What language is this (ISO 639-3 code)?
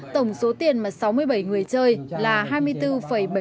vie